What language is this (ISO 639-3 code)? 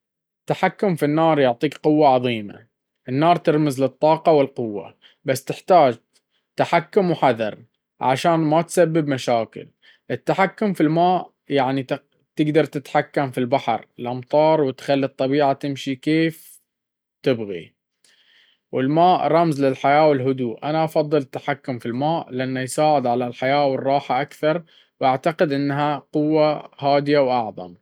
abv